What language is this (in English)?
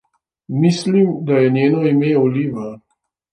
Slovenian